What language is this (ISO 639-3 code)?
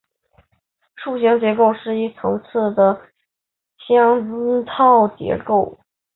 zho